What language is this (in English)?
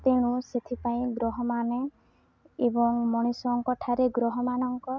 Odia